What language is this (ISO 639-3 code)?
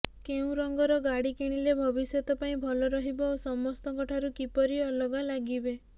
ori